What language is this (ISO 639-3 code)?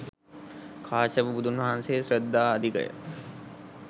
sin